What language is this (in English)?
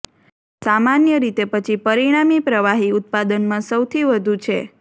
Gujarati